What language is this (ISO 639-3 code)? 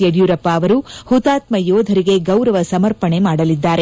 kan